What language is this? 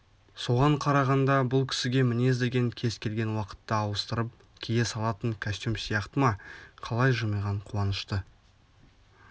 Kazakh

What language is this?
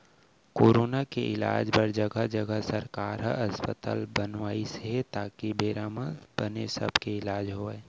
Chhattisgarhi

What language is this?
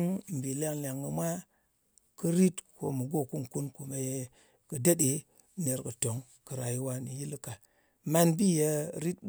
Ngas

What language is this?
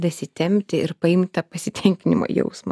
Lithuanian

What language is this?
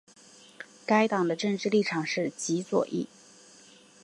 Chinese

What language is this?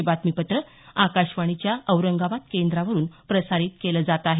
Marathi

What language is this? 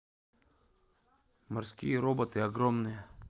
Russian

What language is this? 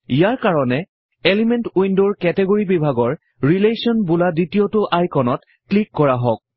Assamese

